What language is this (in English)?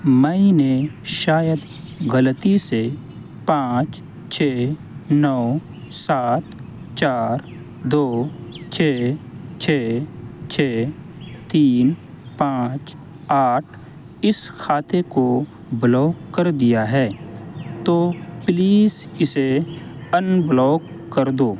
Urdu